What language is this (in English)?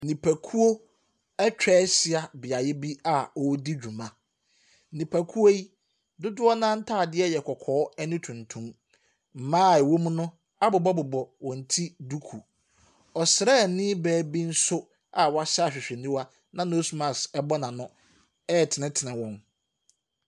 Akan